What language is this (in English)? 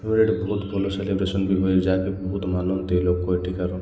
Odia